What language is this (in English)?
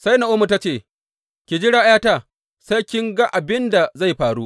Hausa